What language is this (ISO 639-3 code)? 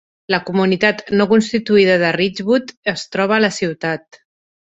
cat